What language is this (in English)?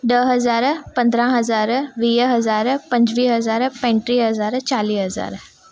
Sindhi